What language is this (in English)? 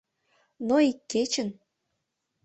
Mari